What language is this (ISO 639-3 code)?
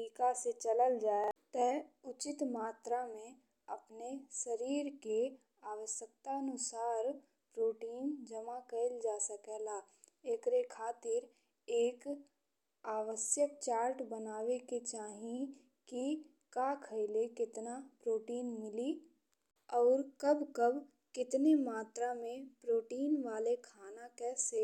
bho